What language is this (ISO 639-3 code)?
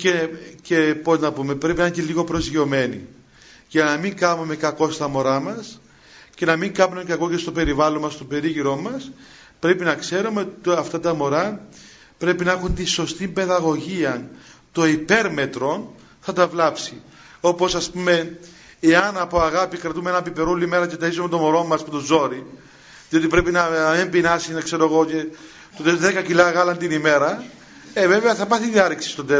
ell